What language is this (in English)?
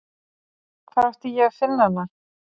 Icelandic